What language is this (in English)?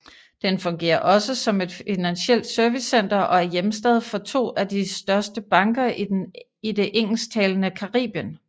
Danish